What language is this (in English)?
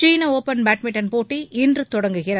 Tamil